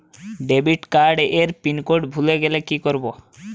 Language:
Bangla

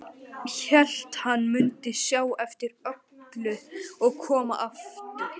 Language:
Icelandic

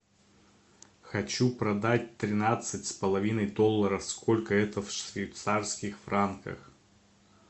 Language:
Russian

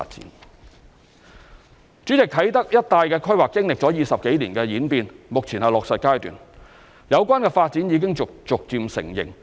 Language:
Cantonese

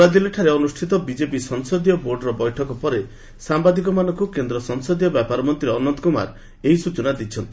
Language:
Odia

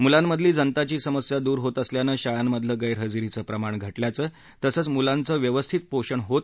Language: Marathi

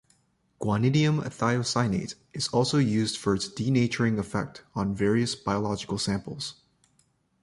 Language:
English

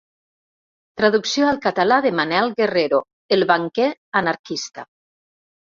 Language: Catalan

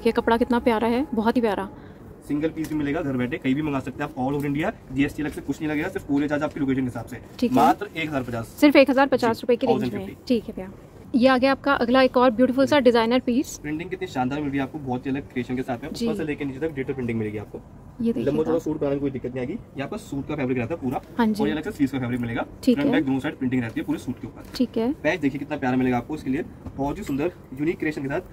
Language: Hindi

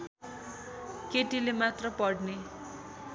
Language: Nepali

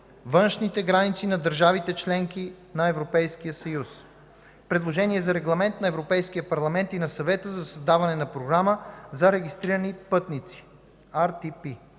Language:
Bulgarian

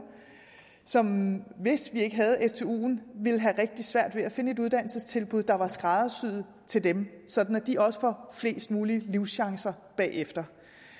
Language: Danish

